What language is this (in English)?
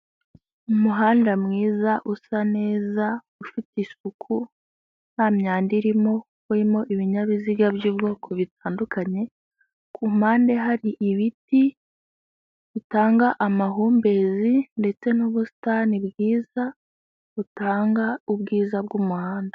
Kinyarwanda